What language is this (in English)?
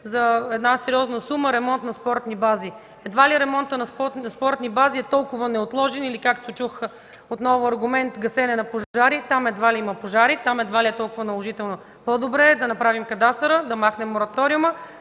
Bulgarian